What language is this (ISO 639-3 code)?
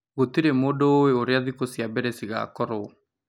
kik